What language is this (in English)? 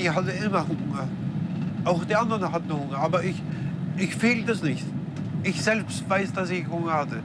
German